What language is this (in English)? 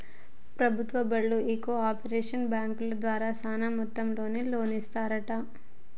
Telugu